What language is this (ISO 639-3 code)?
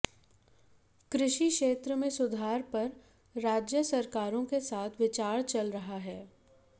hin